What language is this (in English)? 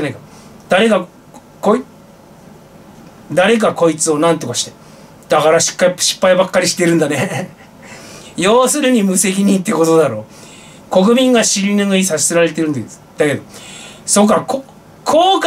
Japanese